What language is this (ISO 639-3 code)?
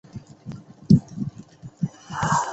zho